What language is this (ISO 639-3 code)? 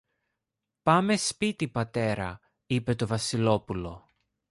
ell